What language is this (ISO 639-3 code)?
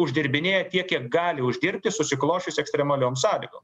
lit